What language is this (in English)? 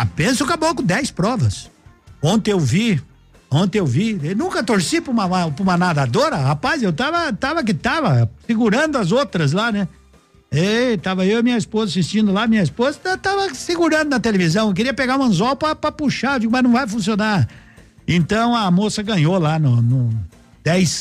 Portuguese